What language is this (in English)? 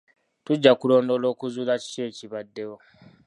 Ganda